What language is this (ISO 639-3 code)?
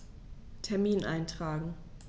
deu